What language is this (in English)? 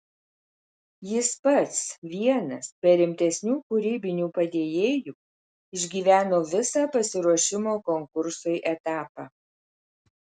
Lithuanian